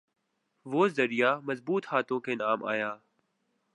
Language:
Urdu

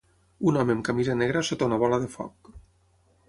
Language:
Catalan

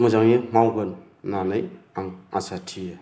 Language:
Bodo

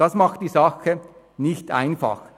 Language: Swiss German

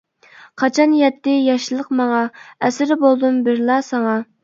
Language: Uyghur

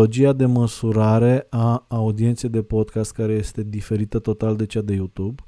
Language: Romanian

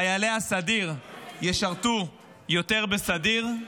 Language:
Hebrew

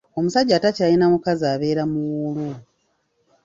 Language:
Ganda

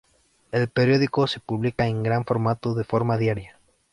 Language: Spanish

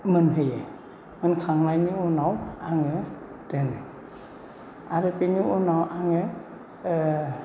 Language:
Bodo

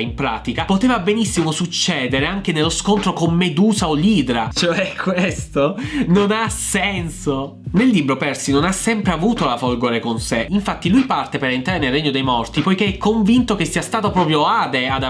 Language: Italian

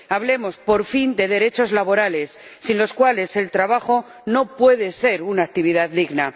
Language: Spanish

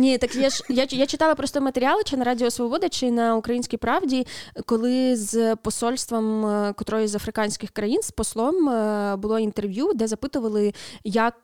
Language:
Ukrainian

